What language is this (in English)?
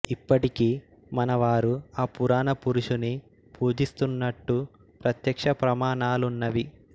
Telugu